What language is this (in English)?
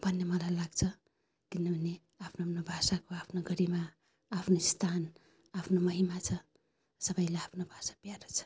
Nepali